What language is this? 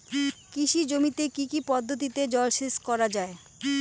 Bangla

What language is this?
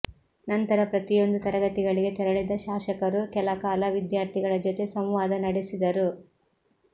Kannada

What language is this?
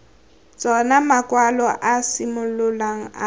Tswana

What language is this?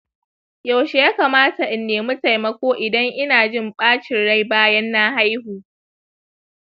Hausa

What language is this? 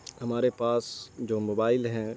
Urdu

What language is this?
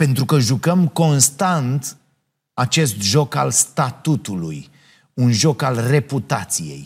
Romanian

